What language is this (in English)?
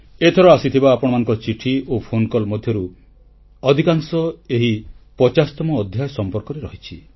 Odia